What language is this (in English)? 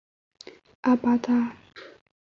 Chinese